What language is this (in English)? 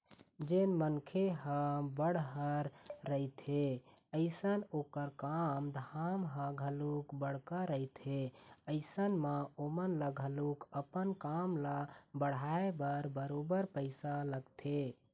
Chhattisgarhi